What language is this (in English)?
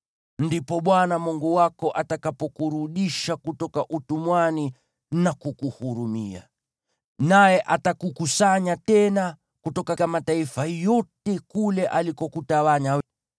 Swahili